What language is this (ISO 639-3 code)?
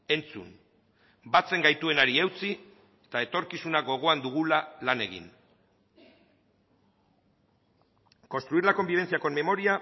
eus